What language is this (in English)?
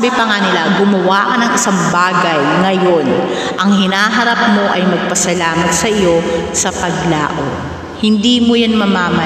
Filipino